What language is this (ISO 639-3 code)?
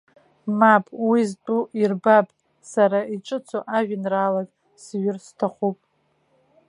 abk